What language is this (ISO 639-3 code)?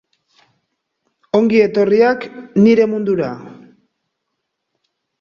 eus